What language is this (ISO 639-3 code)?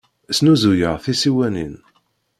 kab